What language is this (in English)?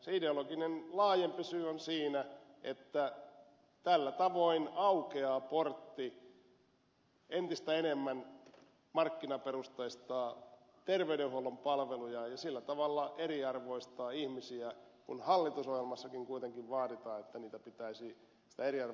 Finnish